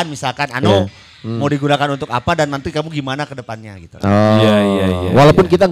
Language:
Indonesian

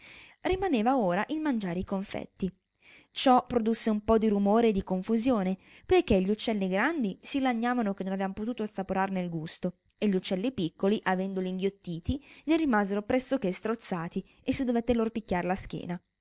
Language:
Italian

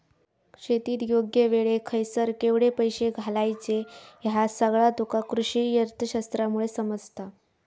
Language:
Marathi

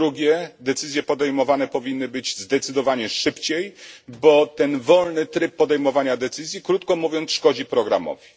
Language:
Polish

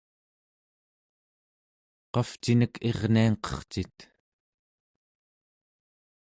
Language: Central Yupik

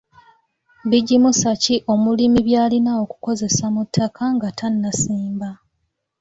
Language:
Ganda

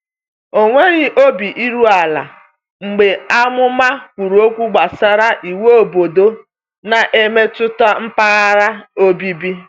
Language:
Igbo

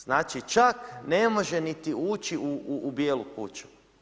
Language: Croatian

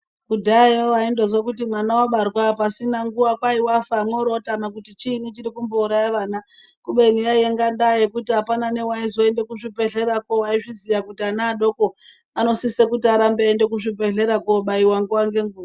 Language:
Ndau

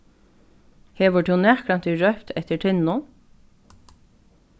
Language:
Faroese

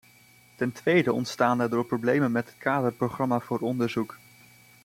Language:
Dutch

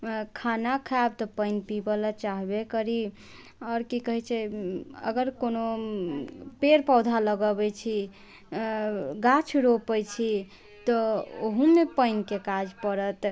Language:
Maithili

